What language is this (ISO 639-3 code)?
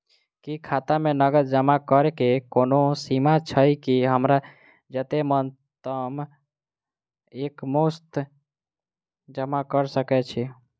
mai